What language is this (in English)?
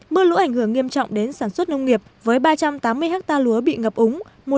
Vietnamese